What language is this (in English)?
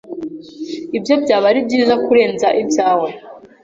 Kinyarwanda